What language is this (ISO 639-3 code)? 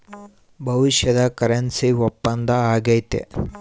kan